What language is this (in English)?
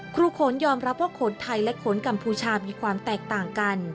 Thai